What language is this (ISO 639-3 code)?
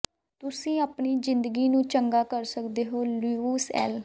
pan